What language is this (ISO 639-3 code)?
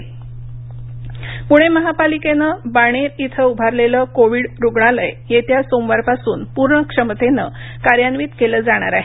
mar